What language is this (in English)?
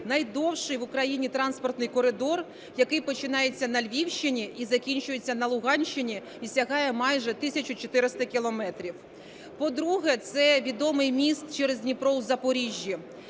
Ukrainian